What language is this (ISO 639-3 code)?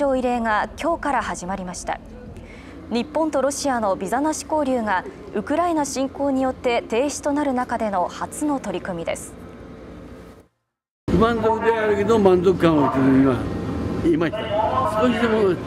jpn